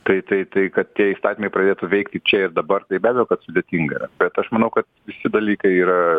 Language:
Lithuanian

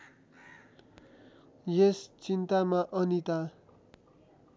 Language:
Nepali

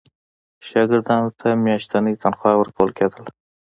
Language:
Pashto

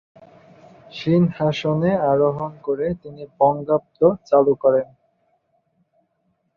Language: Bangla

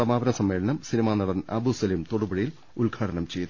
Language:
Malayalam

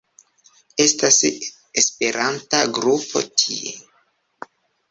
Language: Esperanto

